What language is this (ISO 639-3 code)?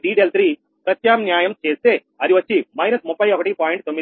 tel